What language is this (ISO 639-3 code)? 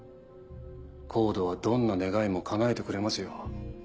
jpn